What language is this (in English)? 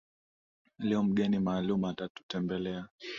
Swahili